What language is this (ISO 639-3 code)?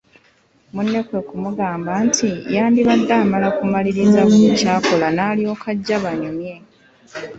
lug